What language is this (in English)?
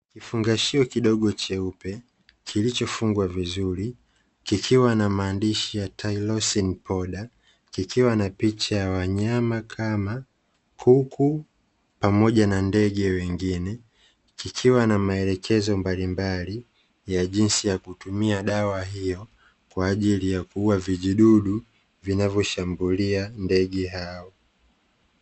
Swahili